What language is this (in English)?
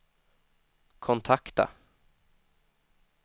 Swedish